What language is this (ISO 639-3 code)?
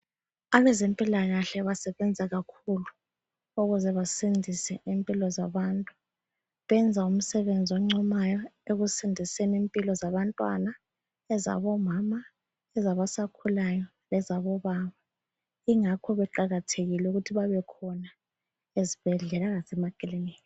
nde